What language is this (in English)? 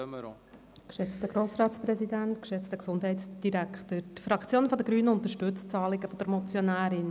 Swiss German